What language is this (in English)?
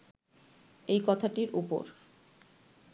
Bangla